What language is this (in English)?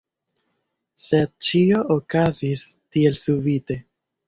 Esperanto